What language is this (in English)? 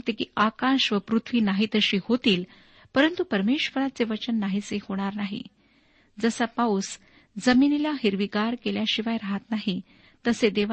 Marathi